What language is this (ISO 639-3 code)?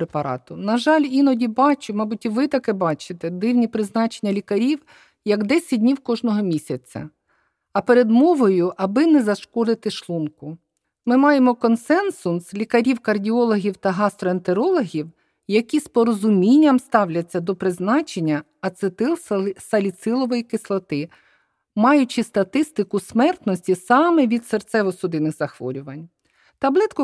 ukr